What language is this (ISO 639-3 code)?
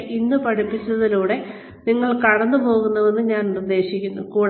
mal